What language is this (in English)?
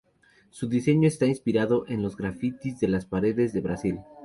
Spanish